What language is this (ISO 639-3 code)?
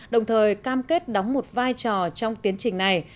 vie